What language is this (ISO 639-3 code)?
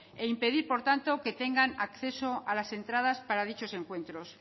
spa